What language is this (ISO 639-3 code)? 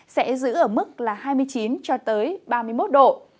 vie